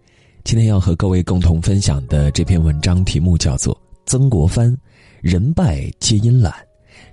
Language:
Chinese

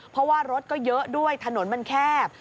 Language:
Thai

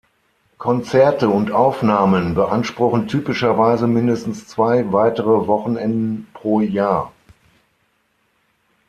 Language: German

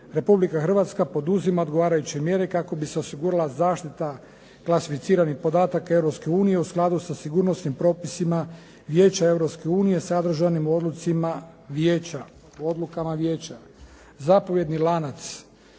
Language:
Croatian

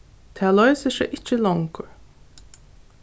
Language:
Faroese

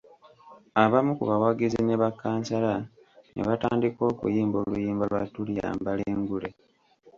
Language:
Ganda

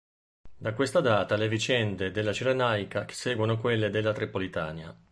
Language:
Italian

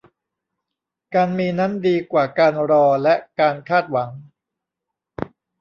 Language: Thai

